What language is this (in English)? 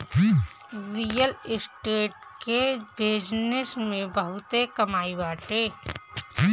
Bhojpuri